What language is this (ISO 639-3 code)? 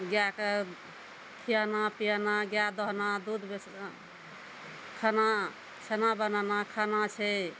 mai